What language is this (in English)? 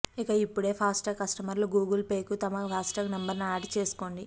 Telugu